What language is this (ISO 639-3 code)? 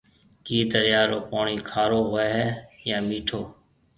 mve